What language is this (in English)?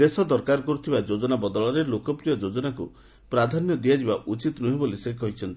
Odia